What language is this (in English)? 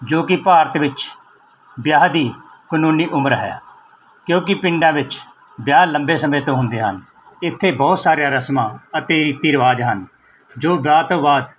Punjabi